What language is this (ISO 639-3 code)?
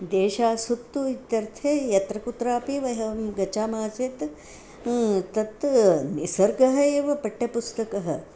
san